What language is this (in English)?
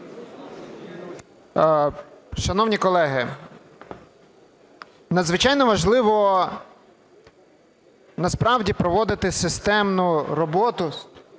Ukrainian